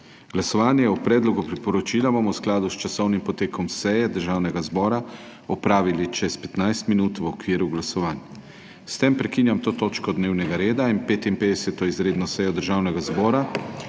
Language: Slovenian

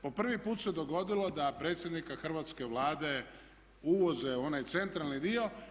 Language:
Croatian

